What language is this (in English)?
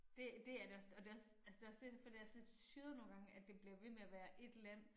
Danish